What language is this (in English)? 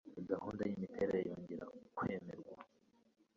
Kinyarwanda